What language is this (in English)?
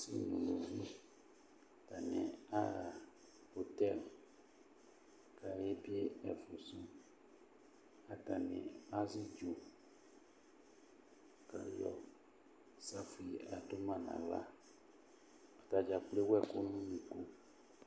Ikposo